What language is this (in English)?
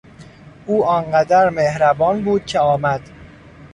Persian